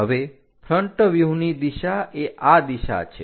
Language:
Gujarati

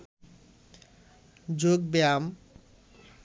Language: Bangla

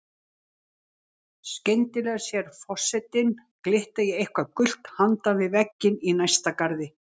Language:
Icelandic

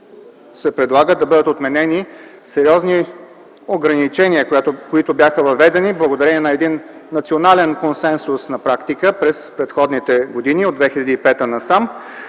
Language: Bulgarian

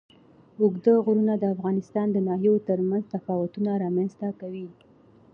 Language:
Pashto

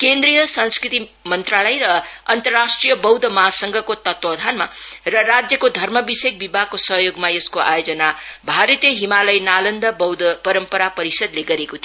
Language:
Nepali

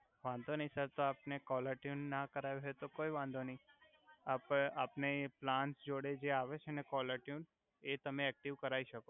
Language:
Gujarati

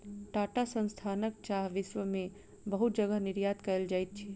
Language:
Maithili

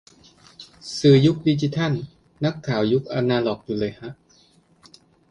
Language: Thai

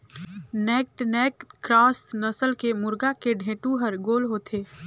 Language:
Chhattisgarhi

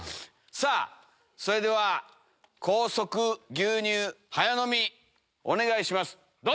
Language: Japanese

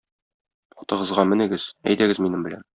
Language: Tatar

